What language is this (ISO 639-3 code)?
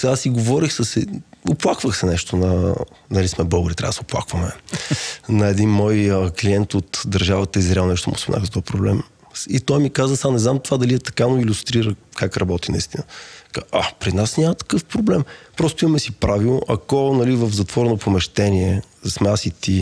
bul